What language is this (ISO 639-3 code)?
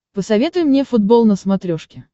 rus